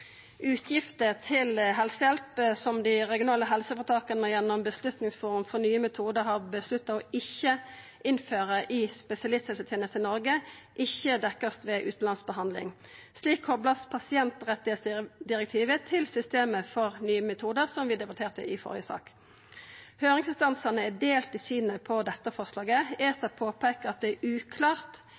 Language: Norwegian Nynorsk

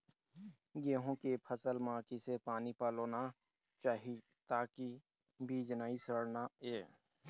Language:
Chhattisgarhi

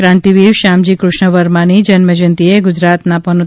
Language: Gujarati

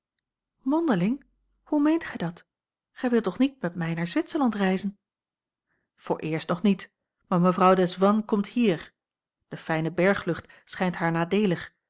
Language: Dutch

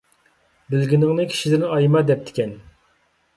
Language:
Uyghur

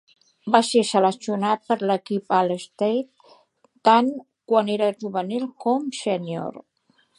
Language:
Catalan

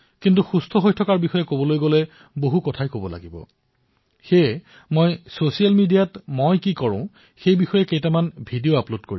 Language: Assamese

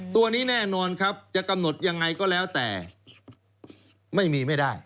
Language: Thai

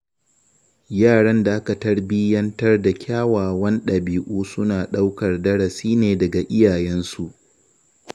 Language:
Hausa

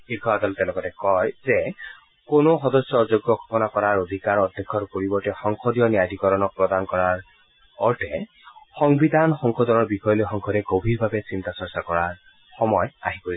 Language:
Assamese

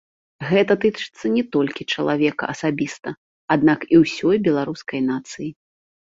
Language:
Belarusian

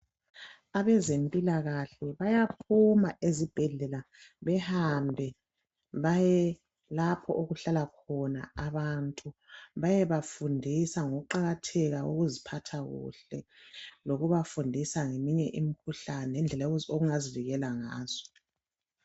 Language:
North Ndebele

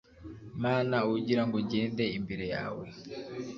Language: Kinyarwanda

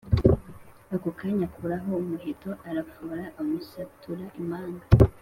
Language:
Kinyarwanda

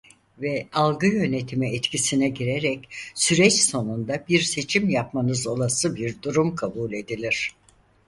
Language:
Turkish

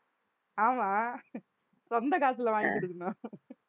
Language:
Tamil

